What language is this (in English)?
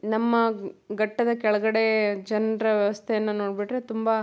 Kannada